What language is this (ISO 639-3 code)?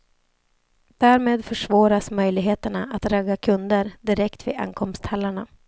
swe